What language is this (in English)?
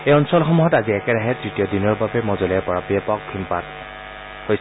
Assamese